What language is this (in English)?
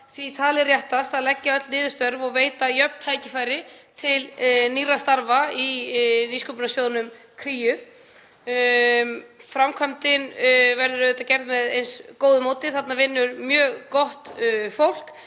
Icelandic